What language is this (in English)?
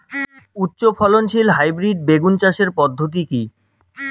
Bangla